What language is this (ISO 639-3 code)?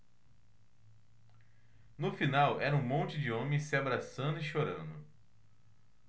por